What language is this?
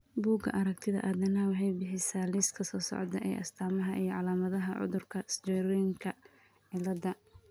Somali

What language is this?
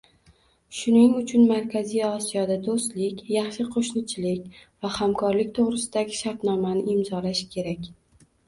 Uzbek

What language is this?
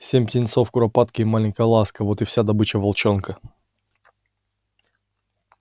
Russian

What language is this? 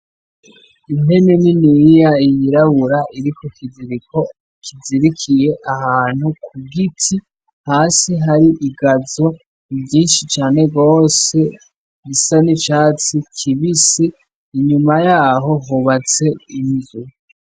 Rundi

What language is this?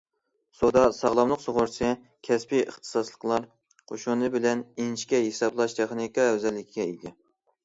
Uyghur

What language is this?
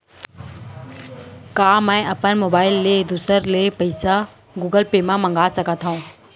Chhattisgarhi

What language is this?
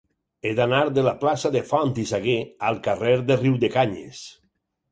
Catalan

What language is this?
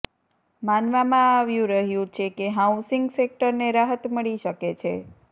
Gujarati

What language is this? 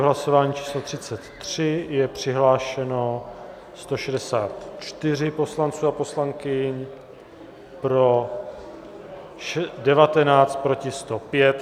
Czech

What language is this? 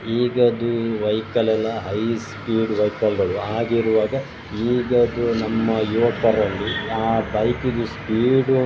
Kannada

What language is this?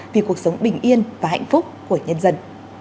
Vietnamese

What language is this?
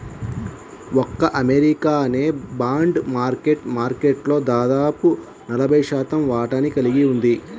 Telugu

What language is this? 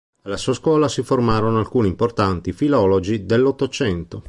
Italian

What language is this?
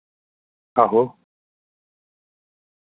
Dogri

